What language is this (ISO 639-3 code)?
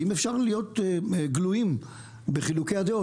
heb